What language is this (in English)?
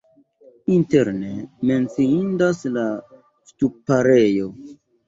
Esperanto